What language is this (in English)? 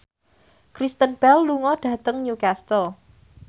Javanese